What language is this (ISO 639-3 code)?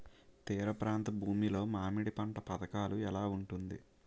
tel